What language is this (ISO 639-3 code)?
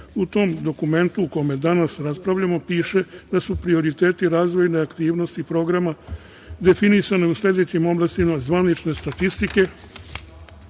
srp